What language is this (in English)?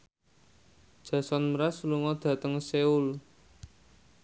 Javanese